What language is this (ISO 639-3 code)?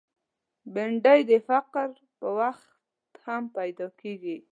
pus